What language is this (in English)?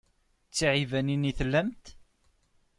Kabyle